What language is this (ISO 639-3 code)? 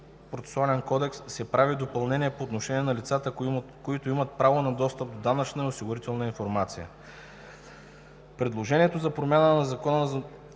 bul